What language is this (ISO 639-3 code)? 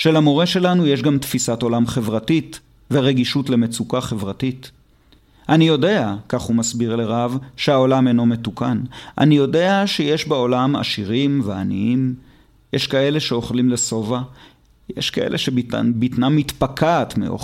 heb